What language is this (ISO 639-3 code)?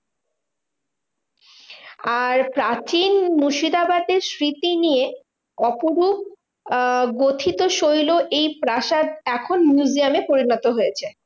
ben